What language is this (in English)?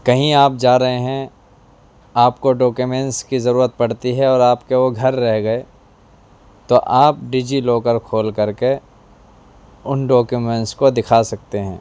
Urdu